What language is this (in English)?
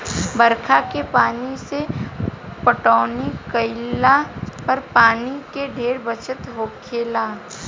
Bhojpuri